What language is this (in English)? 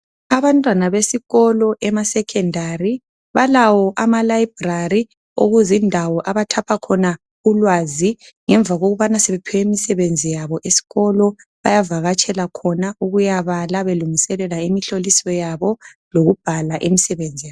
North Ndebele